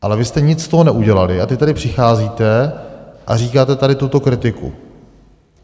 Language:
Czech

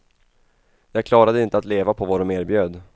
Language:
Swedish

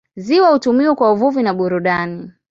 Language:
Swahili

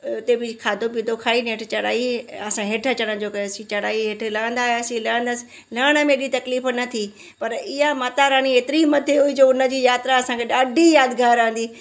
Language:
Sindhi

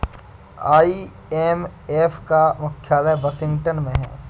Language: Hindi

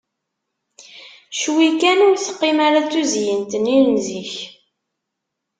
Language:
Kabyle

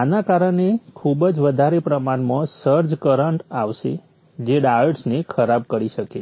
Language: Gujarati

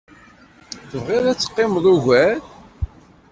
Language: Kabyle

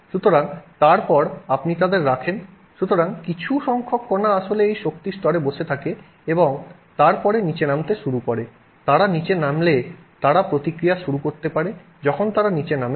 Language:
Bangla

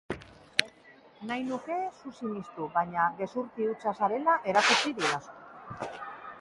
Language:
Basque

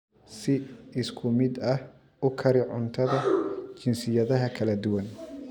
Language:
Somali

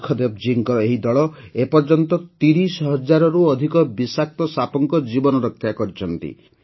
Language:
Odia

